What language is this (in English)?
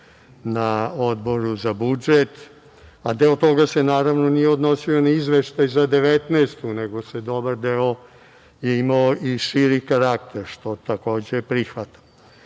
Serbian